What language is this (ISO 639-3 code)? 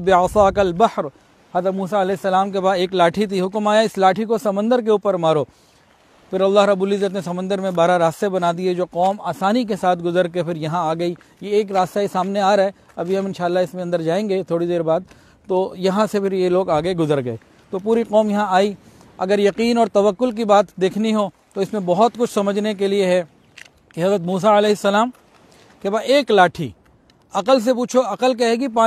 hin